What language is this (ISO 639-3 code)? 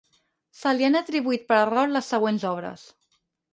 cat